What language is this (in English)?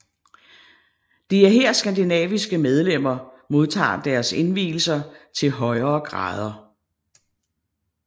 Danish